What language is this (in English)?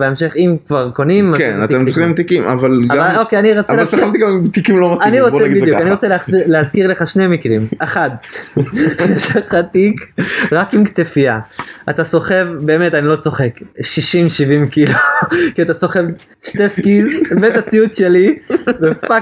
Hebrew